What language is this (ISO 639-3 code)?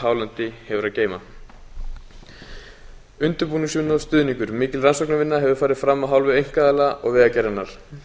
isl